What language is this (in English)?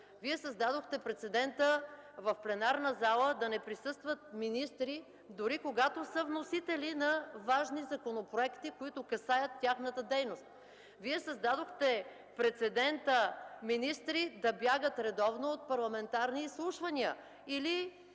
Bulgarian